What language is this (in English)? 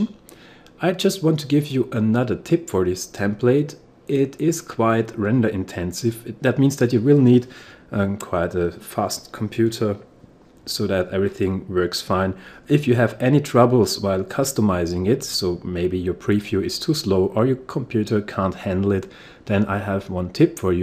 English